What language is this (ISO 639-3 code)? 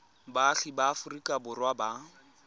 tsn